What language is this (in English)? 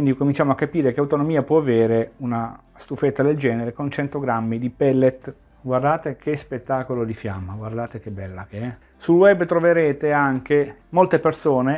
Italian